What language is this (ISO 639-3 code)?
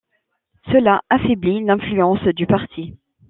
fra